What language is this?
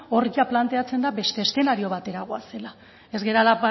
Basque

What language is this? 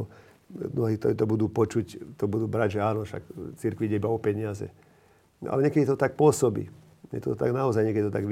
Slovak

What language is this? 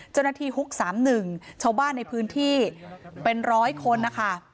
Thai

